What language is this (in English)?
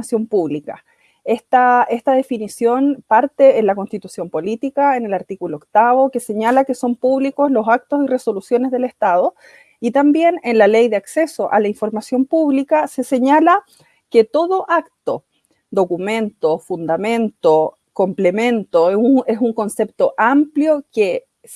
Spanish